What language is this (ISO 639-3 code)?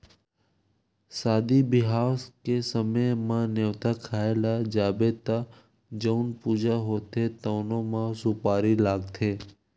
hne